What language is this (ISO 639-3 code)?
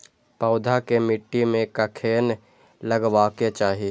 mai